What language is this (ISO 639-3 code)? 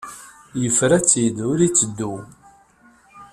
kab